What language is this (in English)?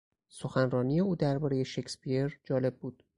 Persian